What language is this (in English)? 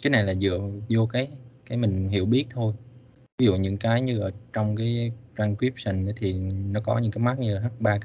Vietnamese